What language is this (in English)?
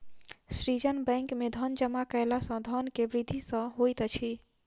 Maithili